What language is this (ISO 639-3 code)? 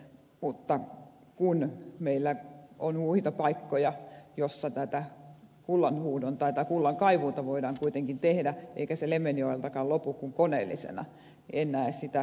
fin